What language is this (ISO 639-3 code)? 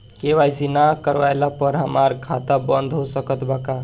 bho